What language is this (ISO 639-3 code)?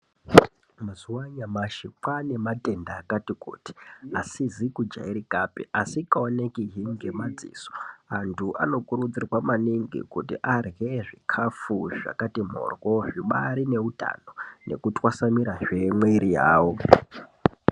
ndc